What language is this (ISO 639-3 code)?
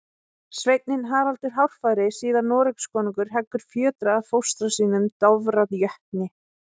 isl